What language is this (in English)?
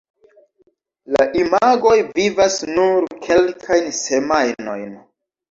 Esperanto